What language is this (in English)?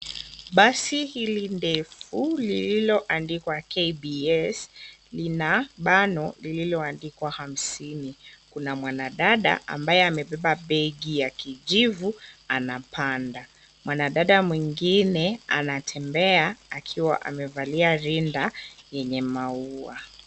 Swahili